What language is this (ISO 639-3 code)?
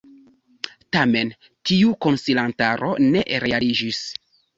epo